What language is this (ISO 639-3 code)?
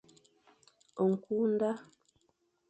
fan